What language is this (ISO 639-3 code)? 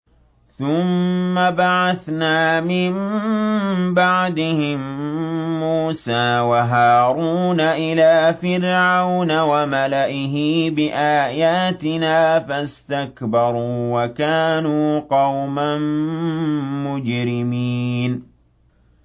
ara